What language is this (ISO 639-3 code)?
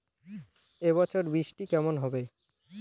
ben